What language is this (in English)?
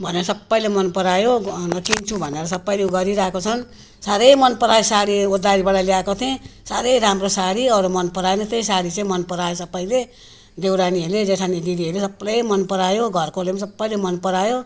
Nepali